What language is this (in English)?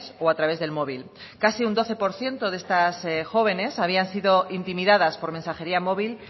Spanish